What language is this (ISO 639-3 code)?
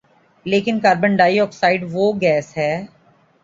urd